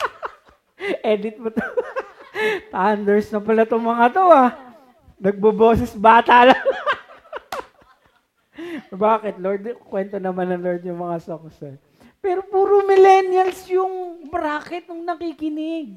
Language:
Filipino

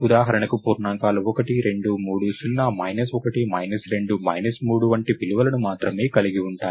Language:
Telugu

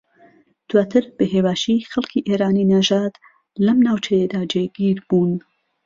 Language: Central Kurdish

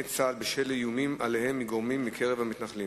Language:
Hebrew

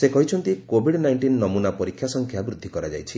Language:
Odia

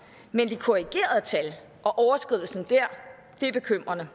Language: Danish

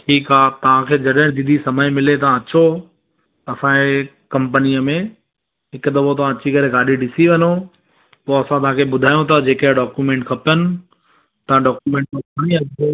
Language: Sindhi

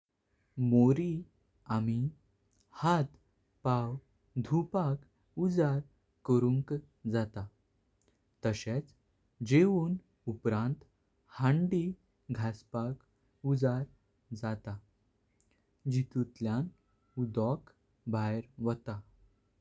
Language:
Konkani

